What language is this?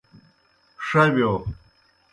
Kohistani Shina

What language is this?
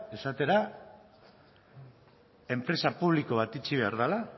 Basque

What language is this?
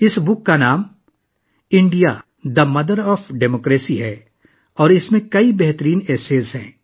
Urdu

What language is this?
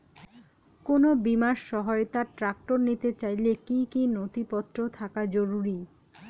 Bangla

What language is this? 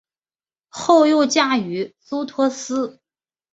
Chinese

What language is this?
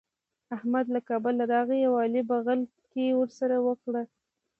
Pashto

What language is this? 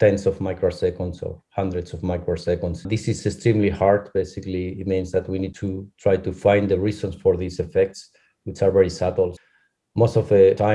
English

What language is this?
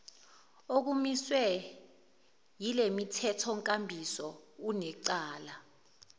Zulu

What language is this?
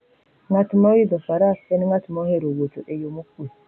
Luo (Kenya and Tanzania)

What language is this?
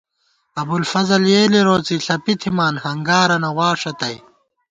Gawar-Bati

